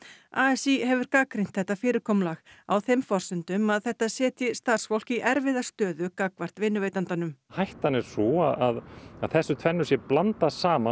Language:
Icelandic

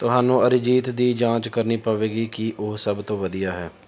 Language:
Punjabi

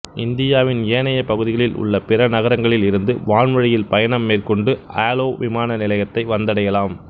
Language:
Tamil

